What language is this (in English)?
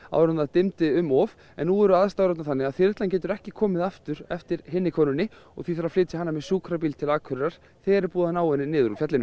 Icelandic